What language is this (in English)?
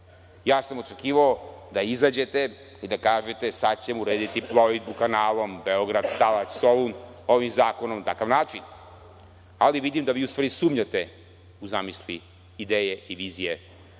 Serbian